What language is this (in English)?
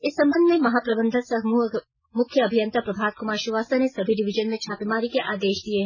Hindi